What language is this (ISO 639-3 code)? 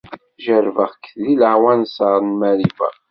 kab